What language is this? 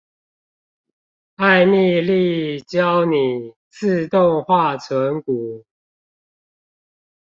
Chinese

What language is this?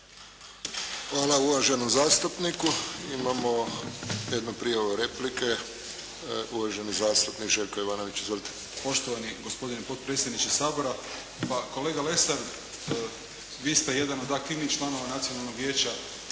Croatian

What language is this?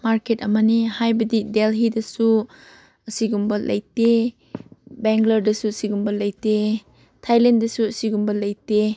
Manipuri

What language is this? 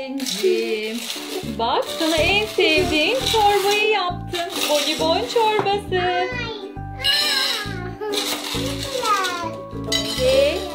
Turkish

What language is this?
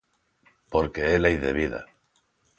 Galician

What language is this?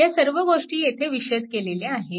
Marathi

